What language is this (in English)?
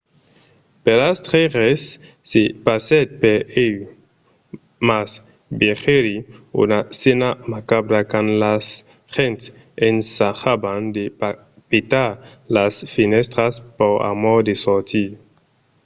Occitan